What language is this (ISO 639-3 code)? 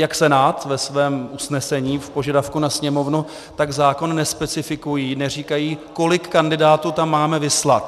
ces